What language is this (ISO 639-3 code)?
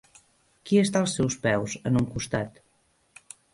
cat